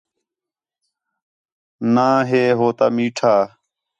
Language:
Khetrani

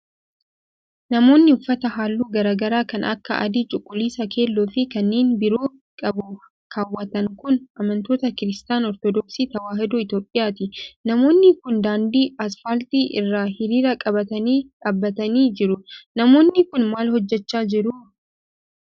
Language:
Oromo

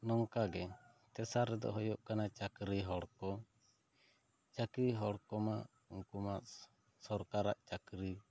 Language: Santali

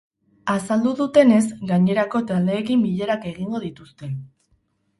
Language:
Basque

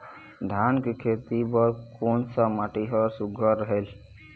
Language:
Chhattisgarhi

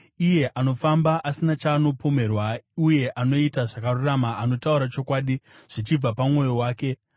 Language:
Shona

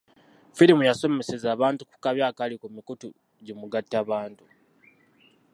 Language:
Ganda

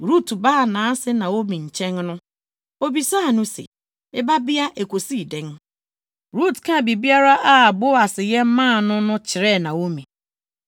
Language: Akan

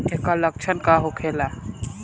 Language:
Bhojpuri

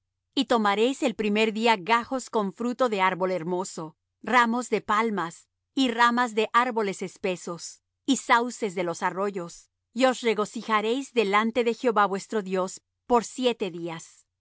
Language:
Spanish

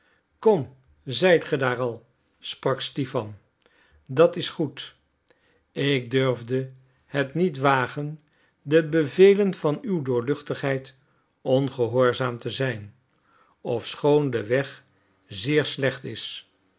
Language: Dutch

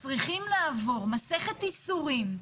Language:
Hebrew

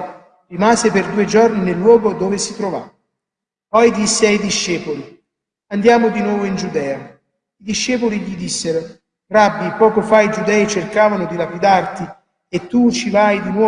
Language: Italian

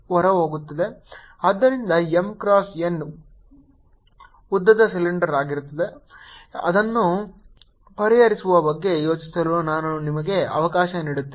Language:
Kannada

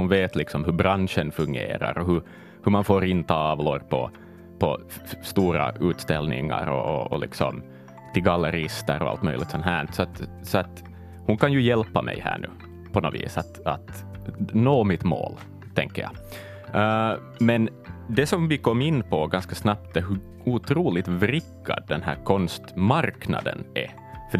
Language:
Swedish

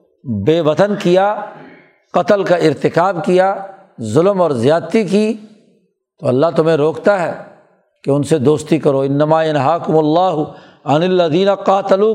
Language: Urdu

